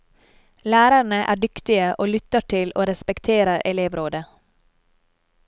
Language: Norwegian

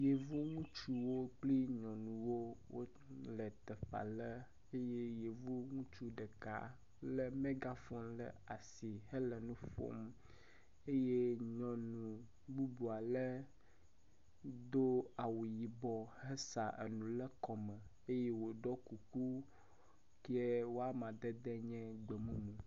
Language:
Ewe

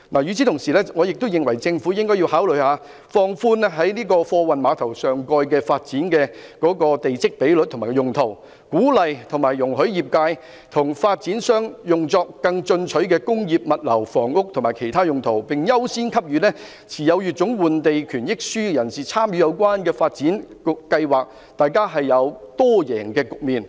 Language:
Cantonese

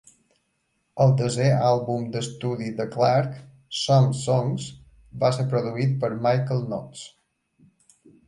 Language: Catalan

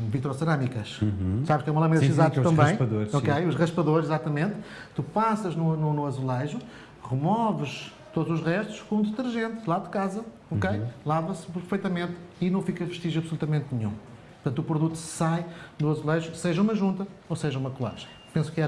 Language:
Portuguese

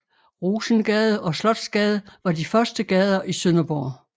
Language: Danish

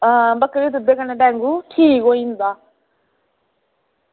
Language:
Dogri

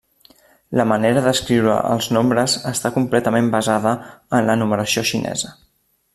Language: Catalan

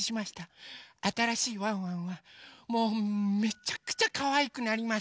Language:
Japanese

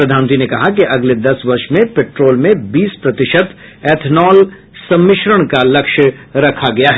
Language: Hindi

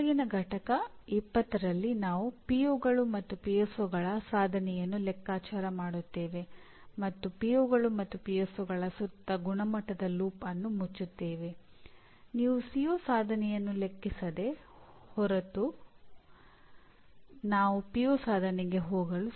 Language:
Kannada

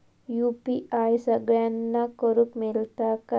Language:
Marathi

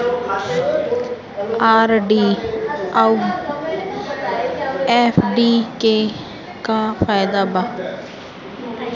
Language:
Bhojpuri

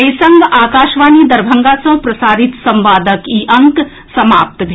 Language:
Maithili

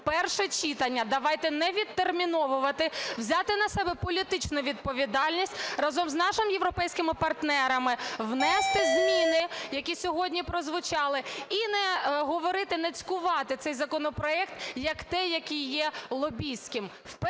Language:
Ukrainian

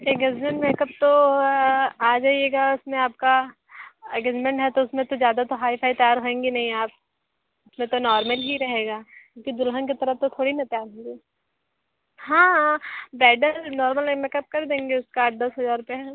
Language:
Hindi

